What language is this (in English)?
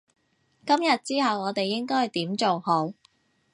Cantonese